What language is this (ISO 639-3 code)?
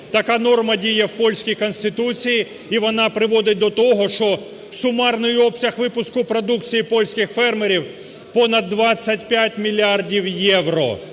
ukr